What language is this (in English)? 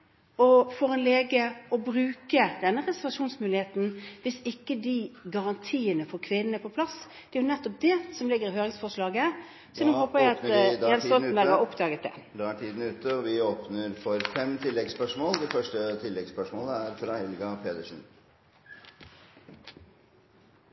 Norwegian